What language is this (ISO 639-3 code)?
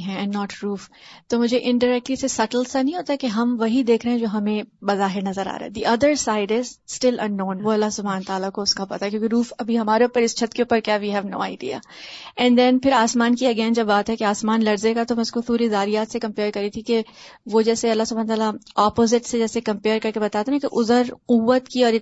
urd